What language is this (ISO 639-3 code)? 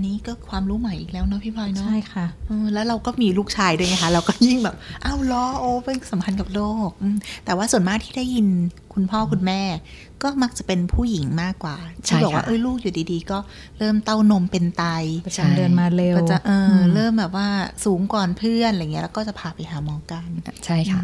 tha